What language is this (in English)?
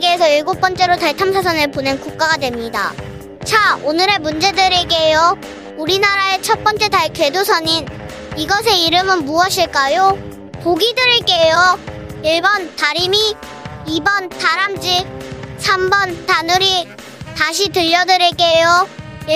Korean